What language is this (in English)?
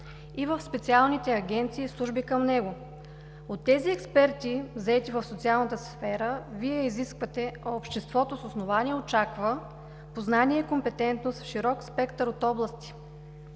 Bulgarian